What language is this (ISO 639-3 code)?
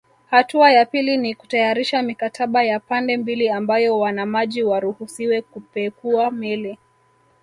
swa